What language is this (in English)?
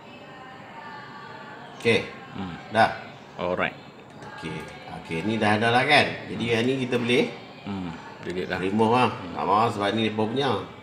Malay